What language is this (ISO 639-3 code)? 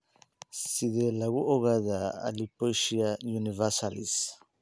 som